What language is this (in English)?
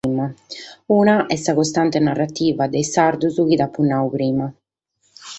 Sardinian